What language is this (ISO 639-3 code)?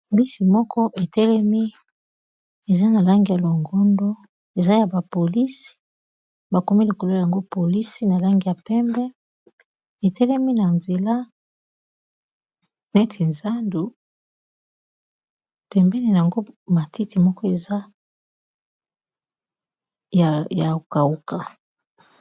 lin